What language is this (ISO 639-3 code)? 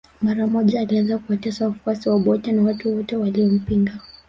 swa